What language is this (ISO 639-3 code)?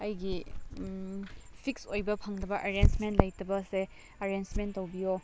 mni